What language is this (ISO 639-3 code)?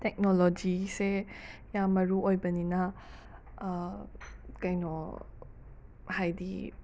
mni